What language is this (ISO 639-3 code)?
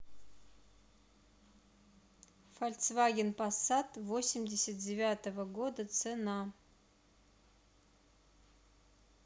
rus